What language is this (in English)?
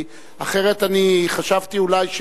Hebrew